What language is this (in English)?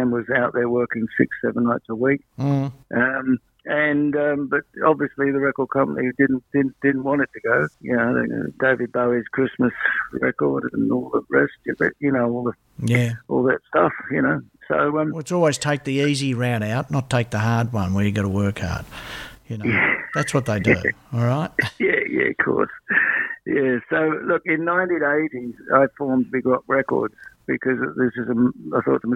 English